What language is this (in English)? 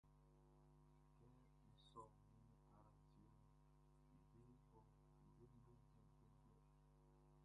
Baoulé